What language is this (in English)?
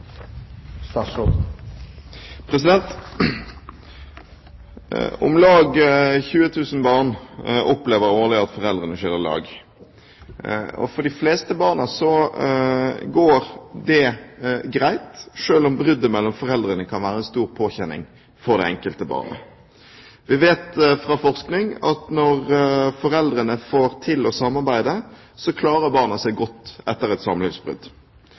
Norwegian Bokmål